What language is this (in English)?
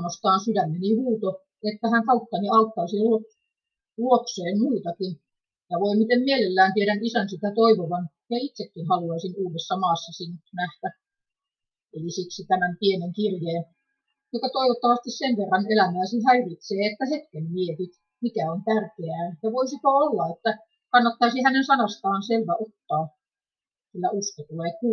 Finnish